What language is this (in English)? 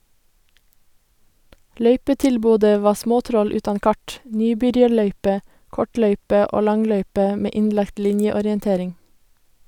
Norwegian